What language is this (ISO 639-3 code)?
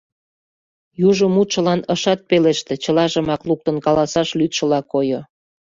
chm